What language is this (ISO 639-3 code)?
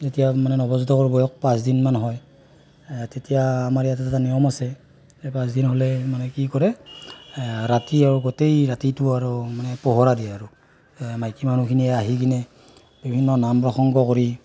asm